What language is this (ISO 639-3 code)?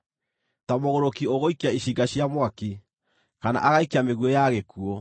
kik